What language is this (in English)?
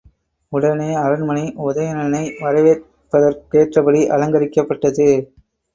Tamil